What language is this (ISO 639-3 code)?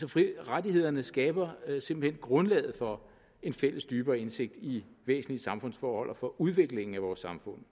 dan